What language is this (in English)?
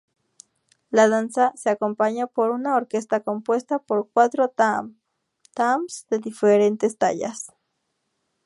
Spanish